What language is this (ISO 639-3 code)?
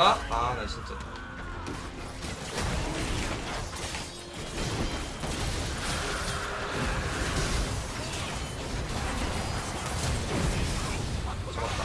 kor